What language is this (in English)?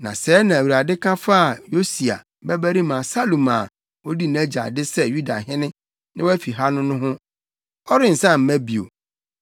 Akan